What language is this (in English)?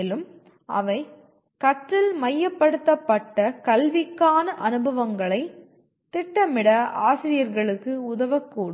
Tamil